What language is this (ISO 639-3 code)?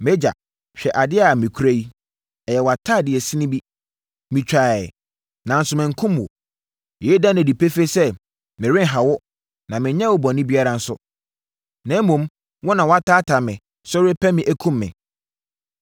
aka